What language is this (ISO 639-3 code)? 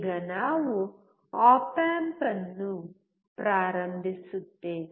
kan